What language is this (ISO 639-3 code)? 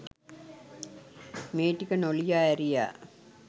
sin